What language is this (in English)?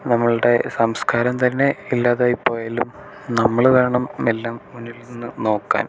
Malayalam